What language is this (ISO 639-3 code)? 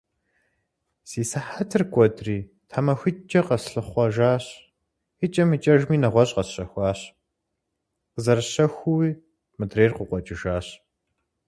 kbd